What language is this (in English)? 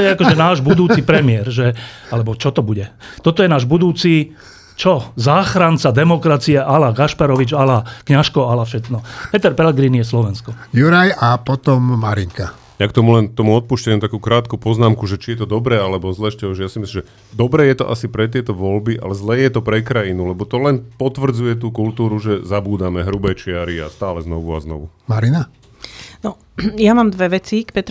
Slovak